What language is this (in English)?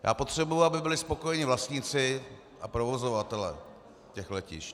Czech